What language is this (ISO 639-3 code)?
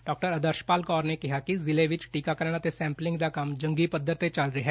pan